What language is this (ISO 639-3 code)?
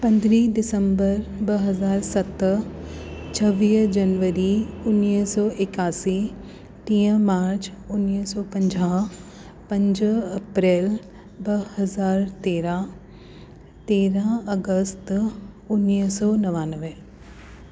snd